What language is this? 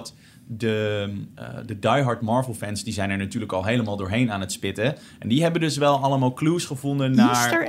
Dutch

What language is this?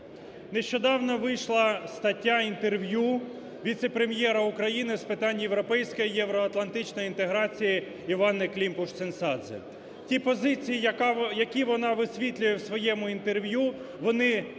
Ukrainian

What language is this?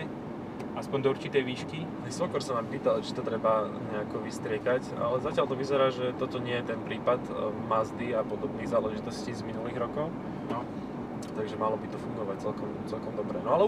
Slovak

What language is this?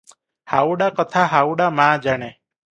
Odia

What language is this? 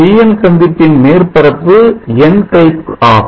Tamil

